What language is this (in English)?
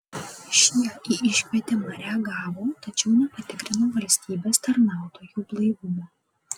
Lithuanian